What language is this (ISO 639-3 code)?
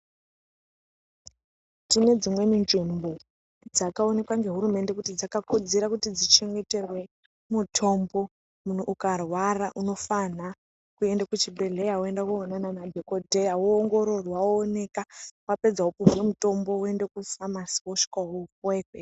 ndc